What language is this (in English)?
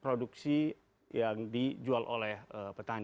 Indonesian